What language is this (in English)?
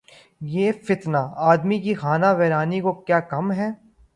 Urdu